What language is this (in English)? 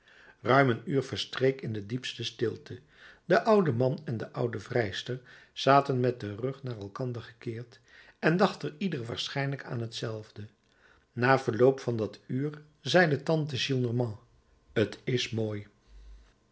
Dutch